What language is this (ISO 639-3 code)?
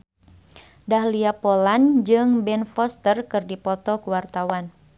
sun